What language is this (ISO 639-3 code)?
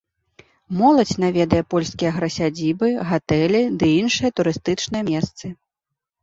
bel